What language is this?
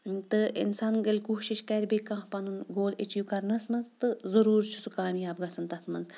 Kashmiri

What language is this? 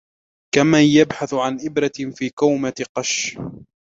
Arabic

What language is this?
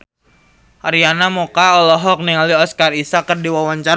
Sundanese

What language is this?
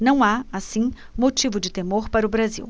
Portuguese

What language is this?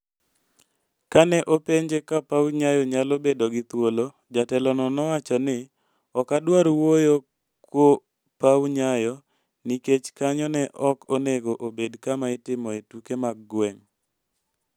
Luo (Kenya and Tanzania)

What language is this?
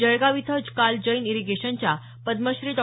Marathi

